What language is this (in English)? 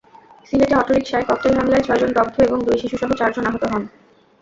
Bangla